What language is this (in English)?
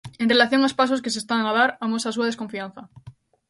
Galician